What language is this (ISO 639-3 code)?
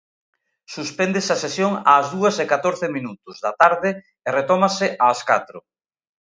glg